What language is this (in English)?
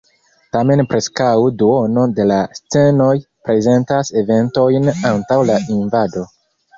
Esperanto